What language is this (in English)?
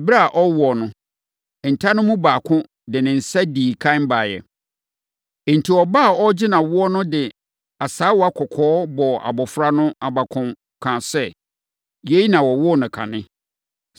Akan